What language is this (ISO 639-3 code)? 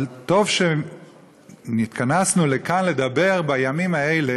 heb